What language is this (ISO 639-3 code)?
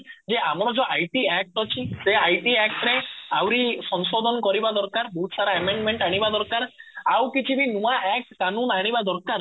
ori